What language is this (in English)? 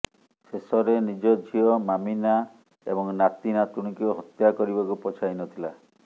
Odia